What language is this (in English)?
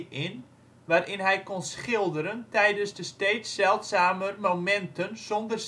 Dutch